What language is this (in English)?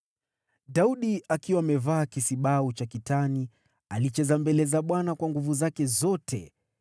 Swahili